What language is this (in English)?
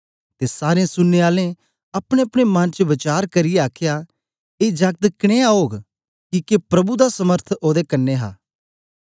Dogri